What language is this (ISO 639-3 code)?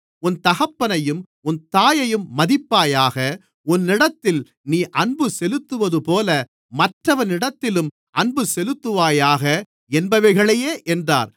tam